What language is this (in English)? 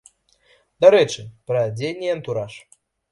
Belarusian